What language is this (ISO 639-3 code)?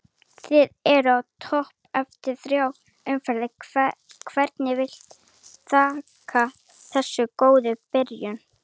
isl